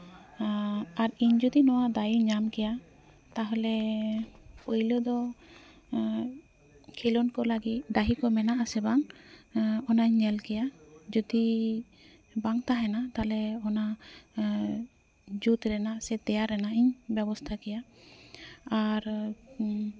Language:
Santali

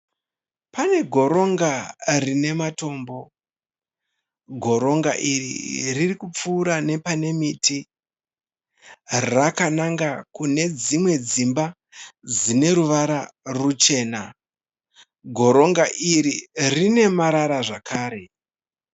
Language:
Shona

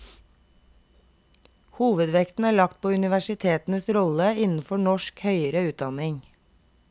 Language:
Norwegian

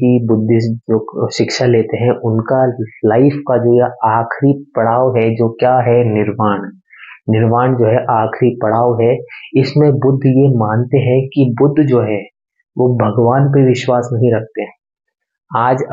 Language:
Hindi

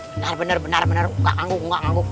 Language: Indonesian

